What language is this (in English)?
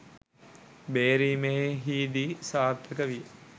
Sinhala